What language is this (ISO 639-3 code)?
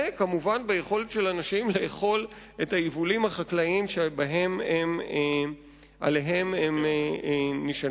heb